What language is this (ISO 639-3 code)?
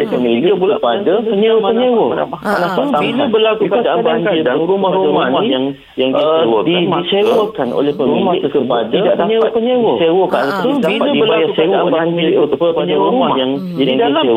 msa